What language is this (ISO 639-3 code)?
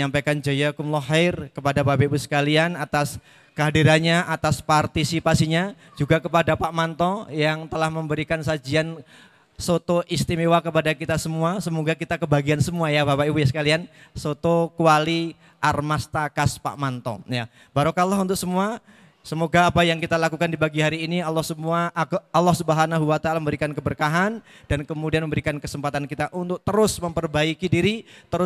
ind